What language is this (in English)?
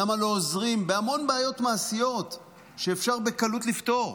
Hebrew